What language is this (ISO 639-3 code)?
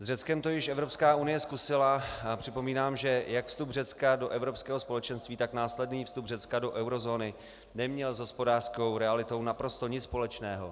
ces